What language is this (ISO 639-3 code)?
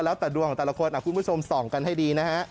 tha